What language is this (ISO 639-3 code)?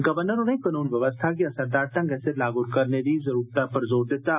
doi